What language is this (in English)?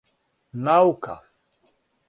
Serbian